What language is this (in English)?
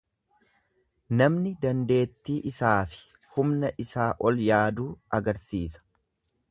Oromo